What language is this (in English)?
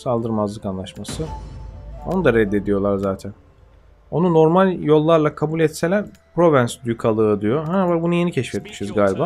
Turkish